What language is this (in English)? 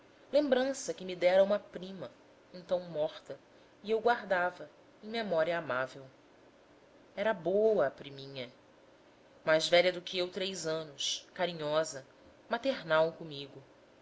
Portuguese